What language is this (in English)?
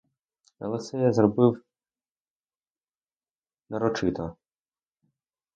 Ukrainian